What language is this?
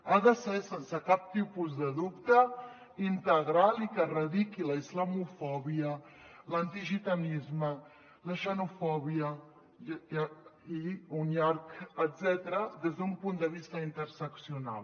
Catalan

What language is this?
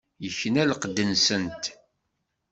Kabyle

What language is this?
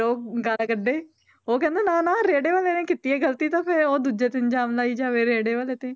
Punjabi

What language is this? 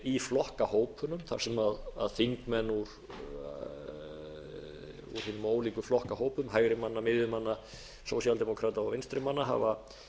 Icelandic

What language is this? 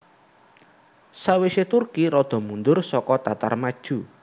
Javanese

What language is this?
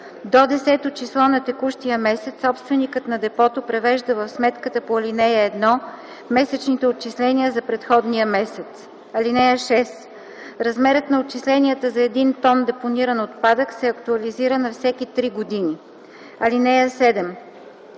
Bulgarian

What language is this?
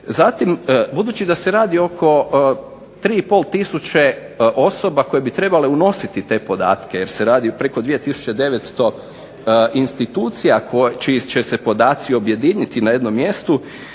Croatian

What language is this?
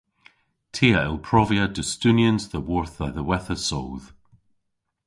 Cornish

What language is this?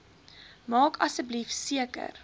Afrikaans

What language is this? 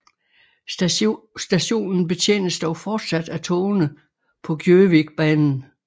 Danish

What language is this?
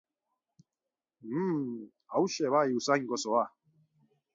Basque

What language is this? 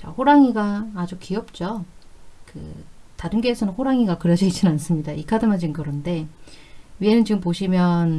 Korean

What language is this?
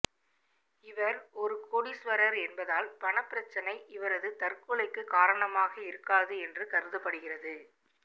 Tamil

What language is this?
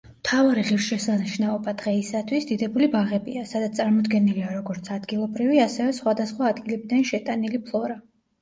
Georgian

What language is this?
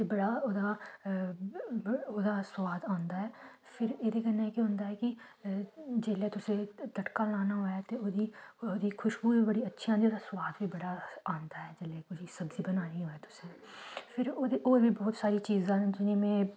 Dogri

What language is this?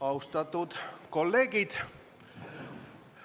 Estonian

